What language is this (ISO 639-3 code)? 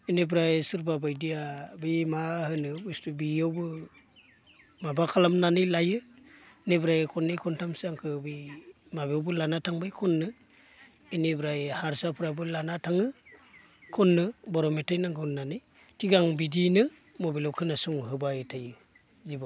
brx